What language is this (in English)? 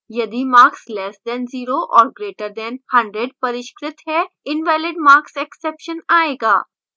Hindi